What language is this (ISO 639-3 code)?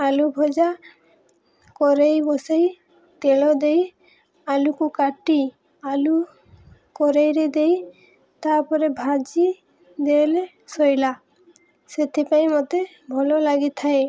ori